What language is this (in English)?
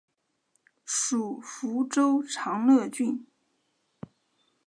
Chinese